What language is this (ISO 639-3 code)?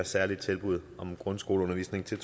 dan